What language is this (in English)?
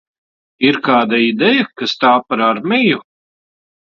Latvian